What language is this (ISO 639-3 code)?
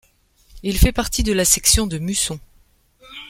fra